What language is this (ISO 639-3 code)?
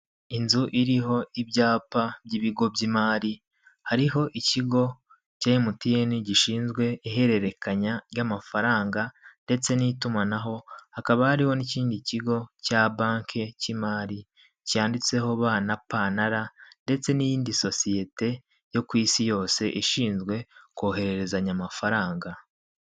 kin